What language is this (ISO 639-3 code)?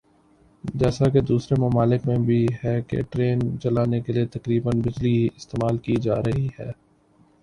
urd